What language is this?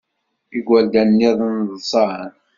Kabyle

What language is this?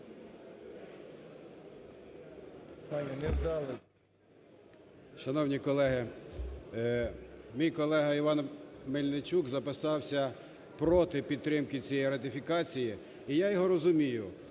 Ukrainian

